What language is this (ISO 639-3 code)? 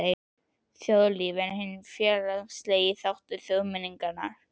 isl